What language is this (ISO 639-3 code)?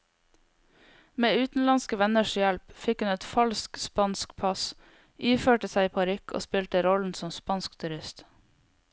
nor